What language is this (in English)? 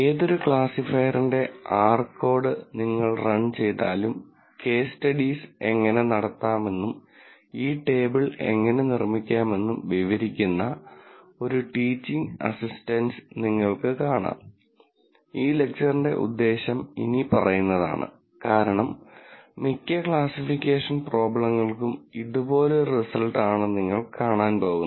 Malayalam